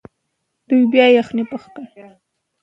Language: Pashto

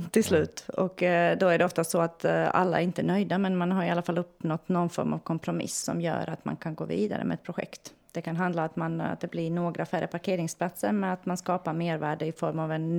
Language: Swedish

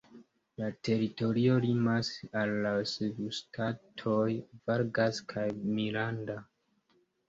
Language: Esperanto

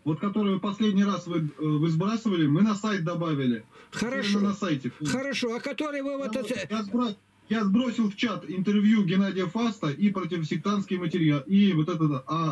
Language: Russian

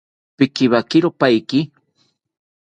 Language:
South Ucayali Ashéninka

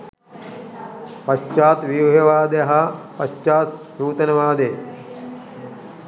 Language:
Sinhala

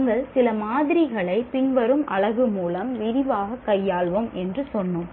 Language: Tamil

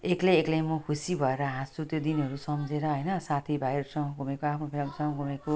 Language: Nepali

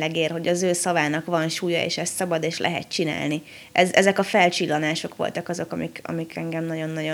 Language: Hungarian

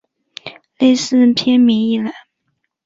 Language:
Chinese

